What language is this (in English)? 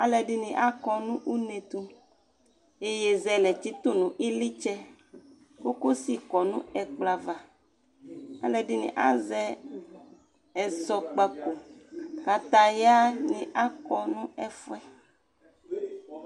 Ikposo